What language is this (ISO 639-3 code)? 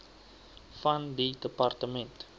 afr